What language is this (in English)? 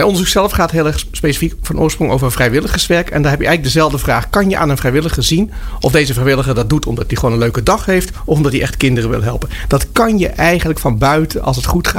Dutch